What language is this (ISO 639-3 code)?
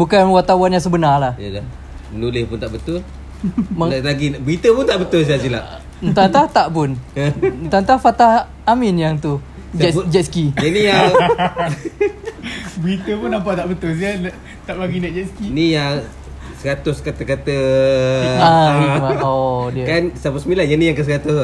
msa